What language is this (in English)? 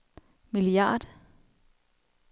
Danish